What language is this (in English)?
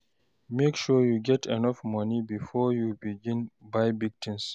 Nigerian Pidgin